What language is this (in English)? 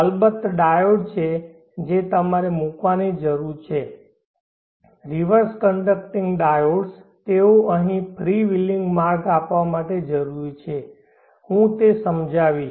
Gujarati